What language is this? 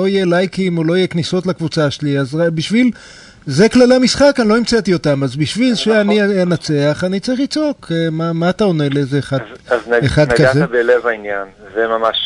Hebrew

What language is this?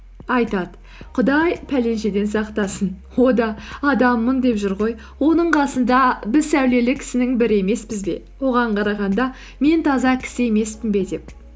Kazakh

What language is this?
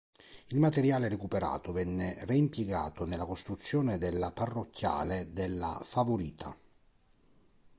Italian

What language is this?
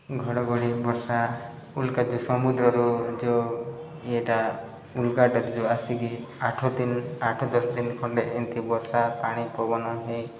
Odia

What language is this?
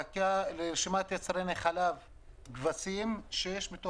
Hebrew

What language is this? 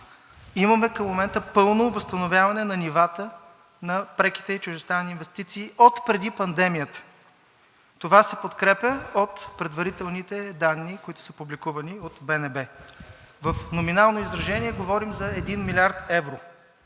Bulgarian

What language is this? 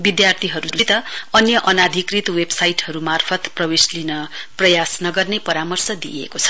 Nepali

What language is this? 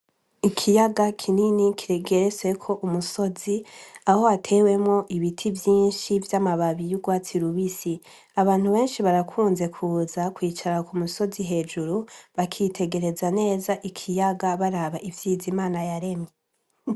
Rundi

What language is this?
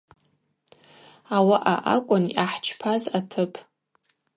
Abaza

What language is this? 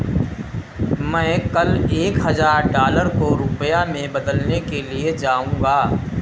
Hindi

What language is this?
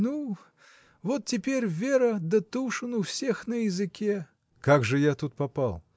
Russian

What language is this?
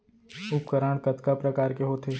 Chhattisgarhi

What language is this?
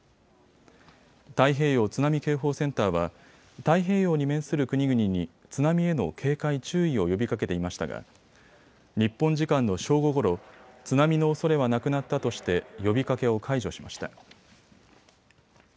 Japanese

